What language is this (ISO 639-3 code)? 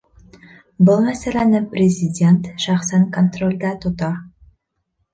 bak